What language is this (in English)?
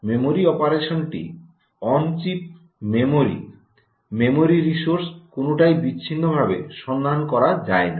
Bangla